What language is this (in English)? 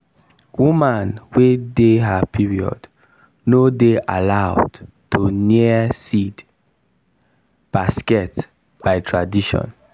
Nigerian Pidgin